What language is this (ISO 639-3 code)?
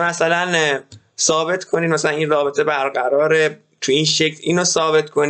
fas